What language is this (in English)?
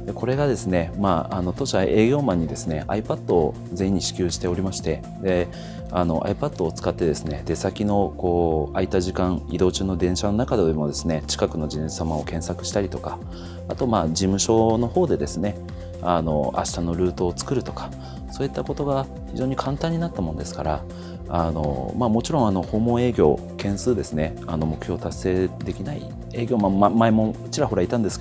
Japanese